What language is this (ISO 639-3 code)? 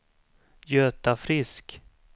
swe